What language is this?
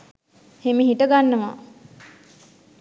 Sinhala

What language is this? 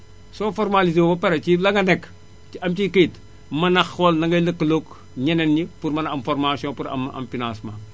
Wolof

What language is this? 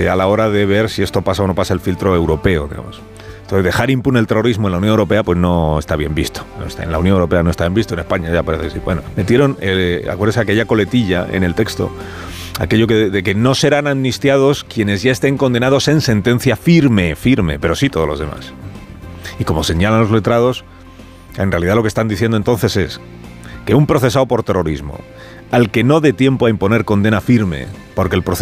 Spanish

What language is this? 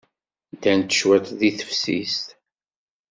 Kabyle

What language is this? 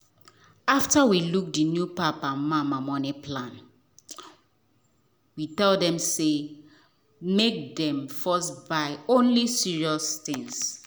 Nigerian Pidgin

